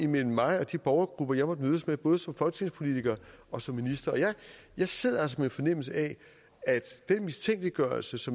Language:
Danish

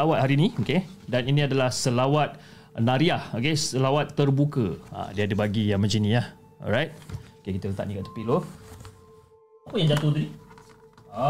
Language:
Malay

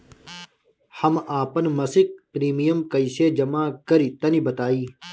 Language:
Bhojpuri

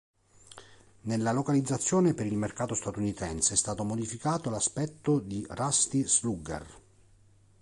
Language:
Italian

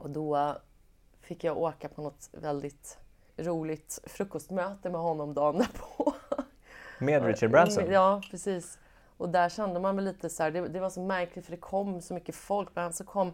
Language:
Swedish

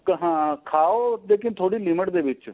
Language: Punjabi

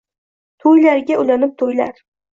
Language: Uzbek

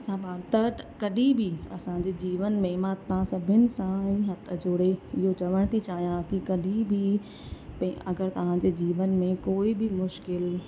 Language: Sindhi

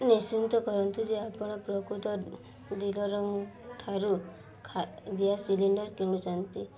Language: Odia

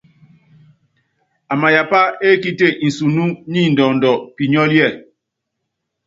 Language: Yangben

